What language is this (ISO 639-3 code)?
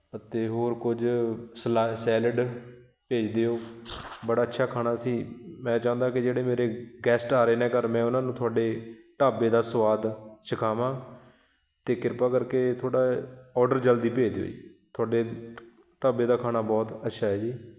pan